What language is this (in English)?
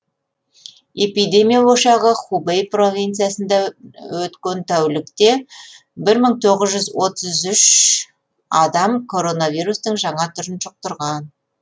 Kazakh